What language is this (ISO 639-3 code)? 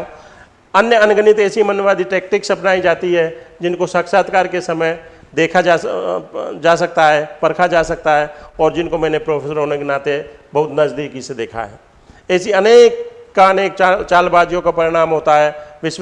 hin